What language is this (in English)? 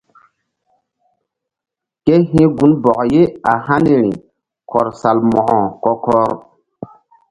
Mbum